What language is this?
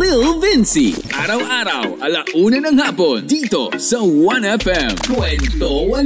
Filipino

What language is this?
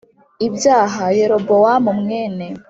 Kinyarwanda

